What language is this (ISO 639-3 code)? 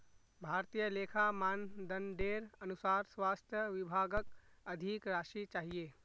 mag